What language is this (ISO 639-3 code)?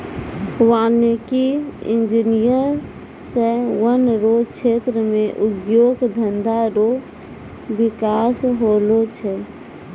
mai